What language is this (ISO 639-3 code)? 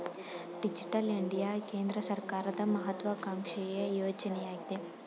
kan